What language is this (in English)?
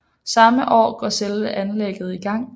Danish